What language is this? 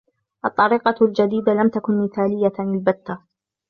Arabic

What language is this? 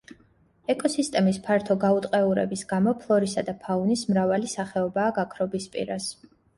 Georgian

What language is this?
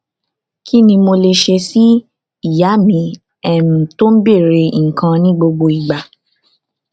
Yoruba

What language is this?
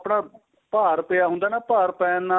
Punjabi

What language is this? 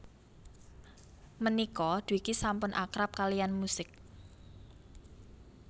Javanese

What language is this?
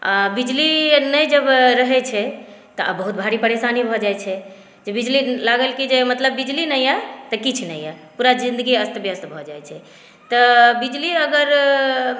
Maithili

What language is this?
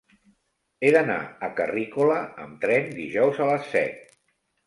Catalan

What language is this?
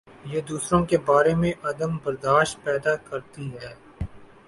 Urdu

